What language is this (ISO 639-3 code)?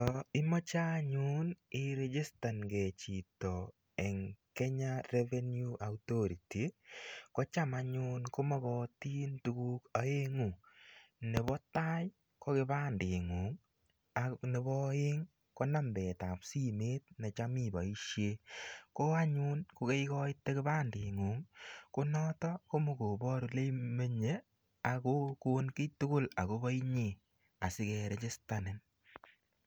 kln